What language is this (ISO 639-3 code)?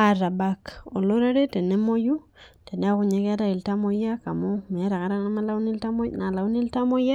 mas